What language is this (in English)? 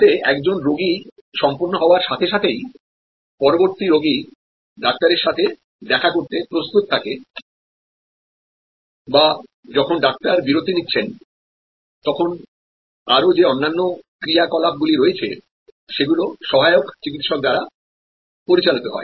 Bangla